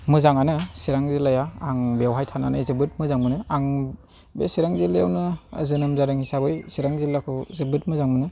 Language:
Bodo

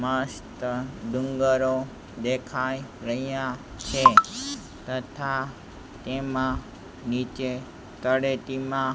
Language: Gujarati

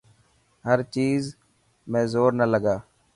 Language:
Dhatki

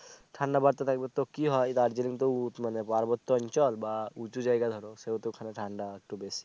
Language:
Bangla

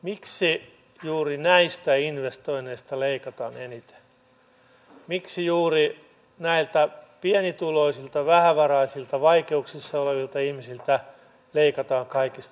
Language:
Finnish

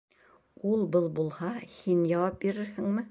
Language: Bashkir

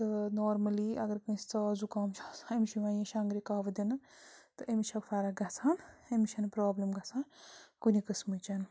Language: Kashmiri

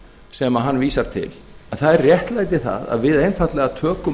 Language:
Icelandic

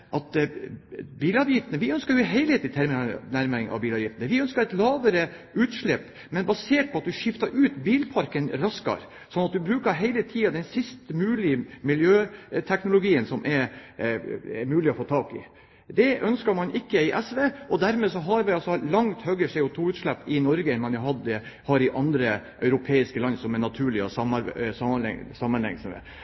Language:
Norwegian Bokmål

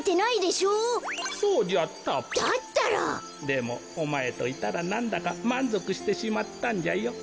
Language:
Japanese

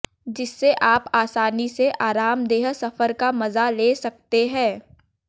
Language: Hindi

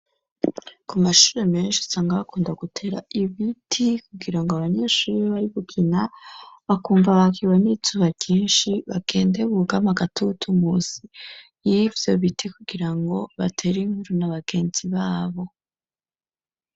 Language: Rundi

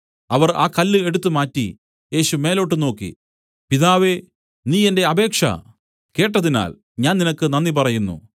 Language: Malayalam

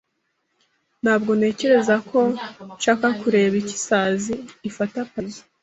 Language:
Kinyarwanda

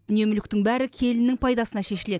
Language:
Kazakh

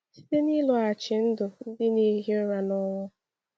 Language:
Igbo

